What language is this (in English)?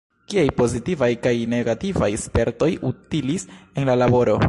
Esperanto